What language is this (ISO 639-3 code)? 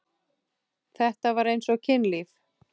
isl